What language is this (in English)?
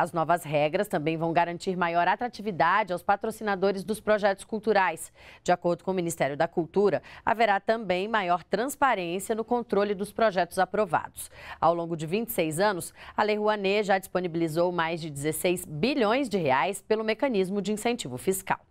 Portuguese